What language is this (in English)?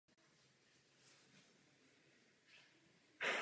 Czech